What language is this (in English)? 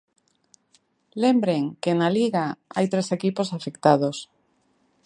Galician